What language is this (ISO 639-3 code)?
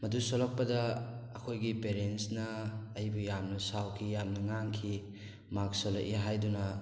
mni